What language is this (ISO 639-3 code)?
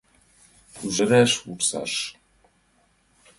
chm